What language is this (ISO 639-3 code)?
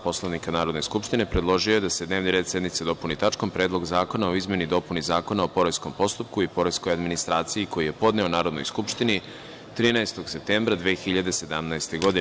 srp